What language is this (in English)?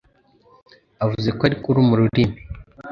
Kinyarwanda